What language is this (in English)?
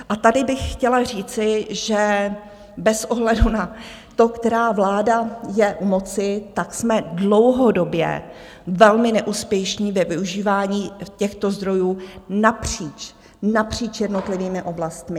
Czech